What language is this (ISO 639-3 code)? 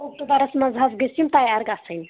kas